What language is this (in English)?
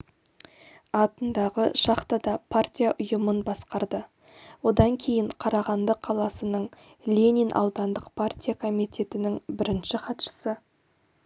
Kazakh